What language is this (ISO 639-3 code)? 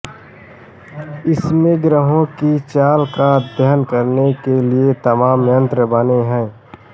hin